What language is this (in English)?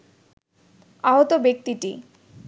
Bangla